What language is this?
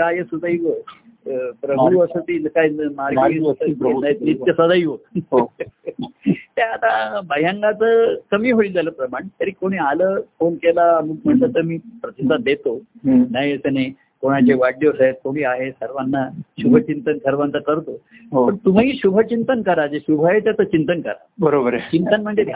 Marathi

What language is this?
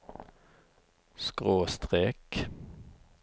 Norwegian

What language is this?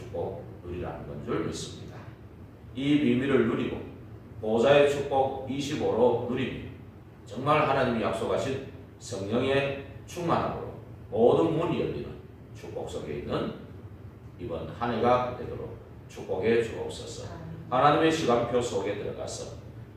Korean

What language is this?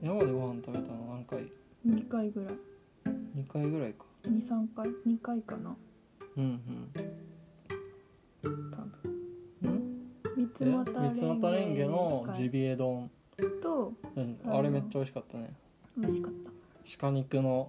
Japanese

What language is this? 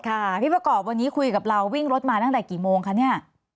Thai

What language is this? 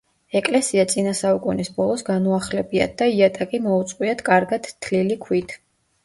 Georgian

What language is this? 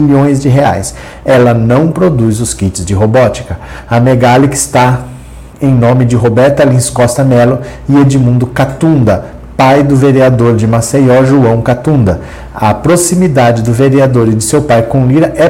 Portuguese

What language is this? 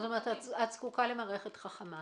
Hebrew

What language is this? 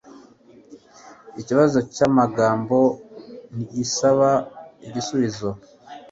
Kinyarwanda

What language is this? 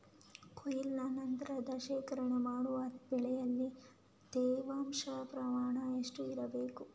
Kannada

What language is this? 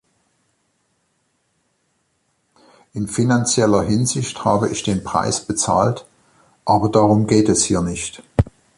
German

